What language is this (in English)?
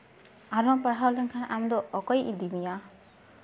Santali